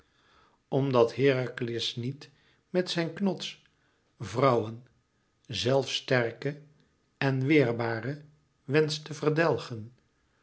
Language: Dutch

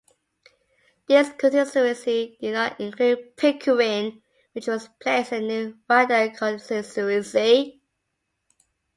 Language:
English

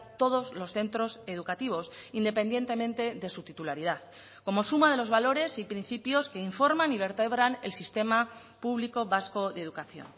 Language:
Spanish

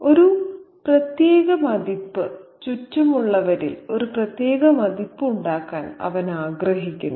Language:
Malayalam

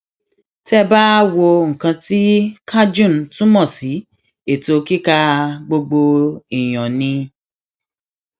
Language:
Yoruba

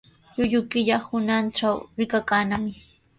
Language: Sihuas Ancash Quechua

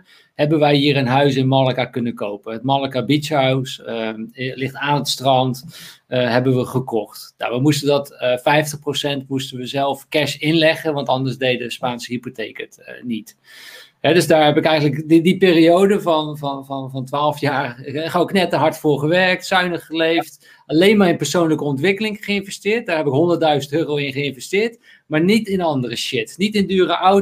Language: Dutch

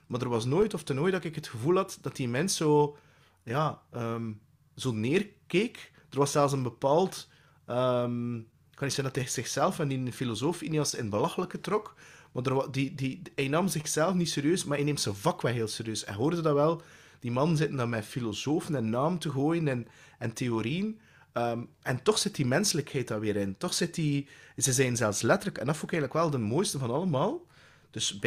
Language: Dutch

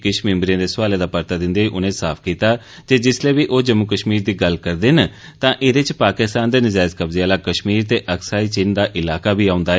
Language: Dogri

